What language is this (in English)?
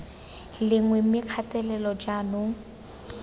Tswana